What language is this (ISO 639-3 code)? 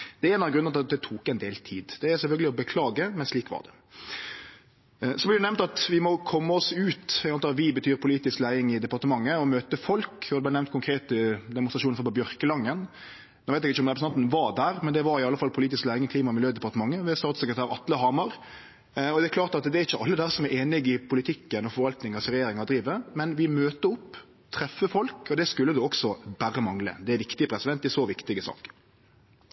nno